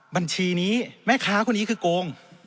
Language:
Thai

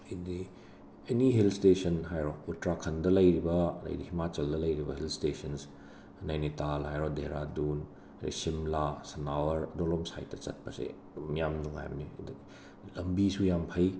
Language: Manipuri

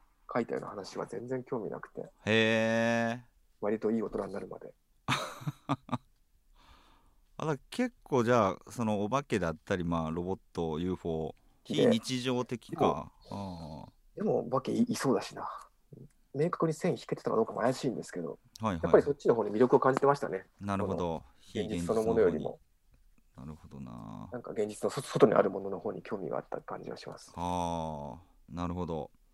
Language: Japanese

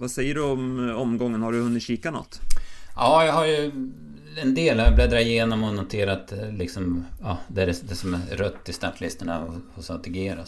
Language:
Swedish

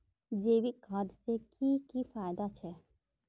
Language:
Magahi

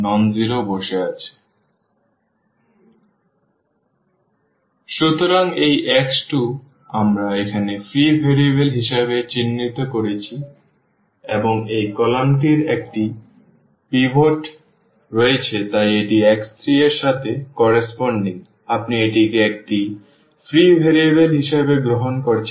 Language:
Bangla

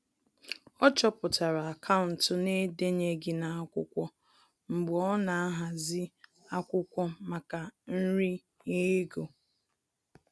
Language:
Igbo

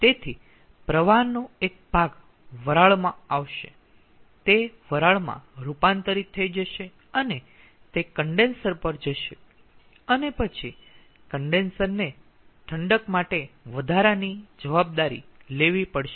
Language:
Gujarati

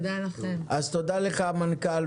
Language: Hebrew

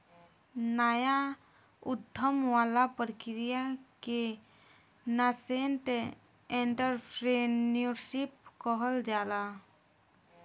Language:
Bhojpuri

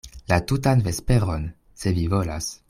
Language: Esperanto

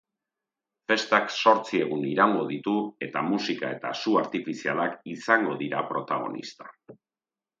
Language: Basque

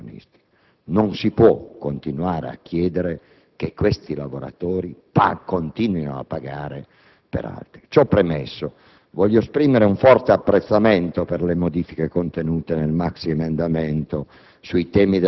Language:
Italian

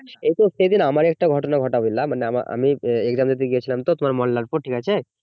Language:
Bangla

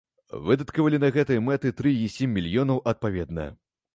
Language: Belarusian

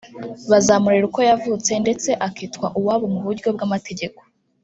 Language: Kinyarwanda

